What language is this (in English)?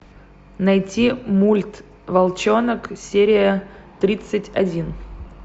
Russian